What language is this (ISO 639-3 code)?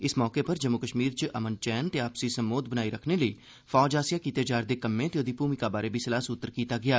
doi